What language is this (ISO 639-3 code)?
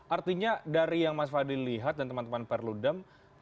ind